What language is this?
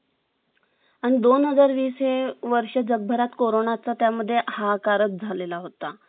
Marathi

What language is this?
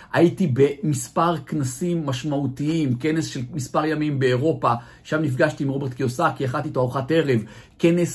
Hebrew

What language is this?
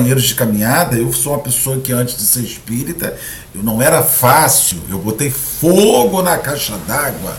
Portuguese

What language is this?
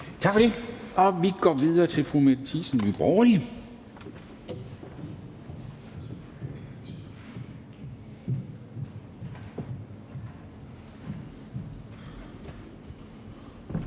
Danish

